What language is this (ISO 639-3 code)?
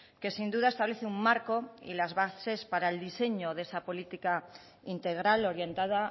spa